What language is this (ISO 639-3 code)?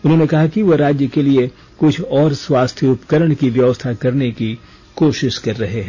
hin